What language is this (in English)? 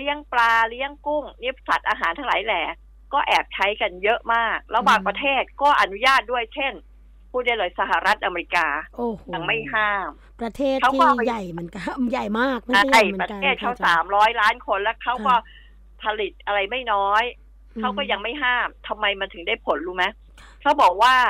Thai